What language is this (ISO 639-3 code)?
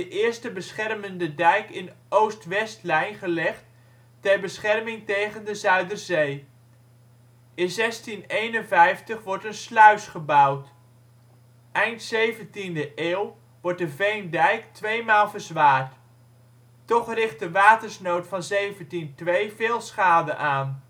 nld